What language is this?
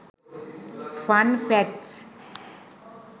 Sinhala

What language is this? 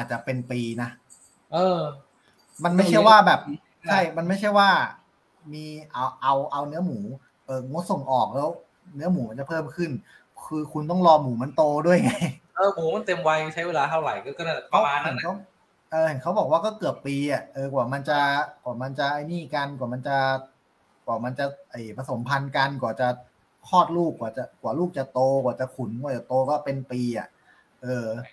Thai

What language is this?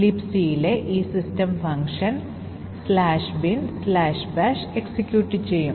Malayalam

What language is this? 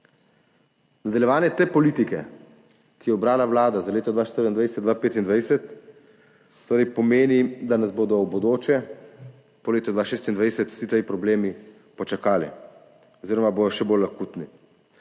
Slovenian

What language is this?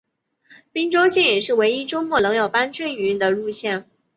Chinese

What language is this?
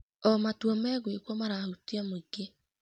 Kikuyu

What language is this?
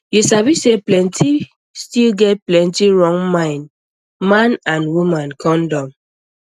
Nigerian Pidgin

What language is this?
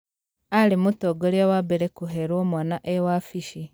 Kikuyu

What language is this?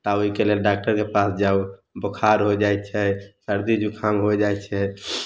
Maithili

